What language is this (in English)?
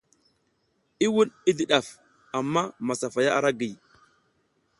South Giziga